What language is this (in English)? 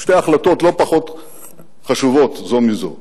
Hebrew